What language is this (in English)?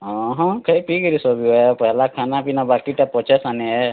Odia